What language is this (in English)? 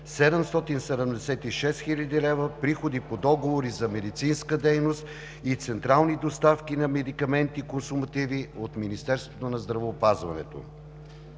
Bulgarian